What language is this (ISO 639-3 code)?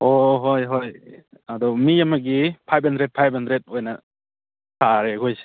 mni